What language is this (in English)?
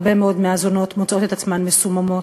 Hebrew